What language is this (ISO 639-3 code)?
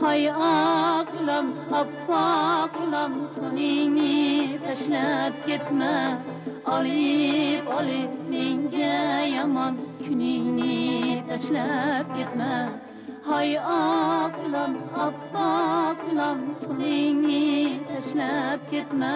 tur